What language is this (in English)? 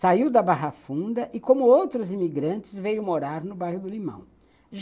Portuguese